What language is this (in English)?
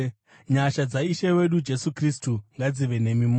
Shona